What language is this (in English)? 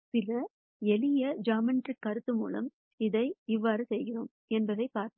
Tamil